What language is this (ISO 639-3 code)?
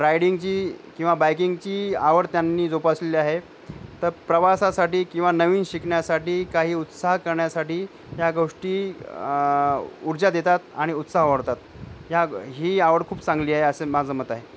mar